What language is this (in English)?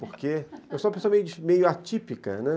Portuguese